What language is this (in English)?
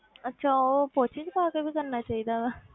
Punjabi